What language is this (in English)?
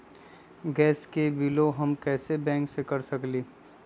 Magahi